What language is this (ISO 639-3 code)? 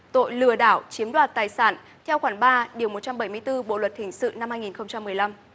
vie